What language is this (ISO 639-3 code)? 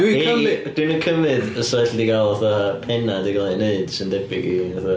cym